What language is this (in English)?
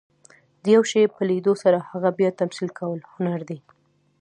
Pashto